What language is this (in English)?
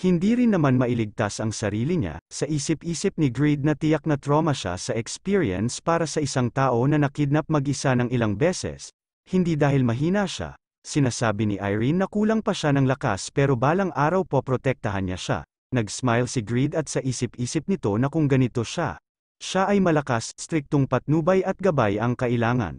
Filipino